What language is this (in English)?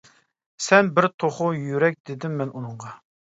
Uyghur